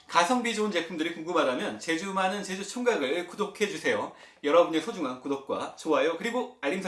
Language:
Korean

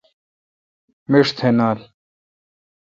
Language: Kalkoti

